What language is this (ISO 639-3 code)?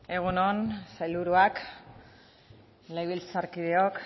eus